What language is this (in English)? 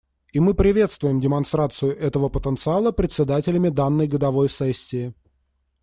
Russian